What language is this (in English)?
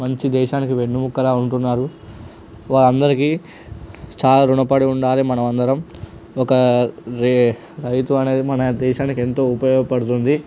Telugu